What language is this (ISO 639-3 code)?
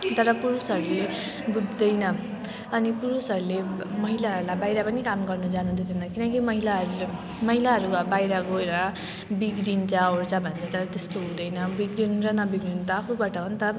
nep